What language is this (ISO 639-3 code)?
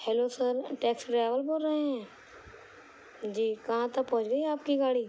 urd